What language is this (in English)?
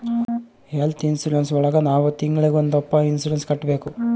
Kannada